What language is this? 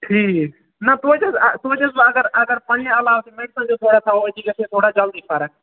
Kashmiri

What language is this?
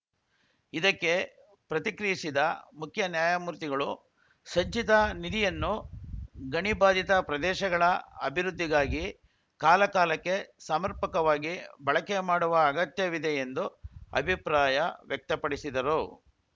Kannada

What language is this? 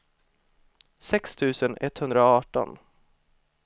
Swedish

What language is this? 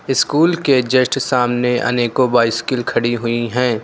Hindi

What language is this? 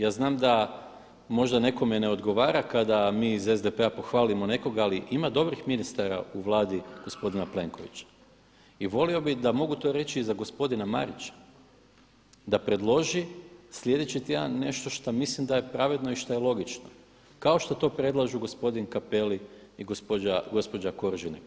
Croatian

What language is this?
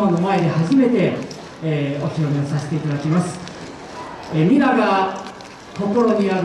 Japanese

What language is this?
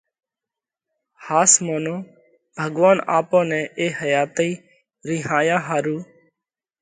Parkari Koli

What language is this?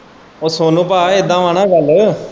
Punjabi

